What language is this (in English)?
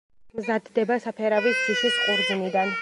Georgian